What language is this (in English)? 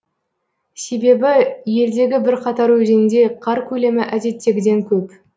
Kazakh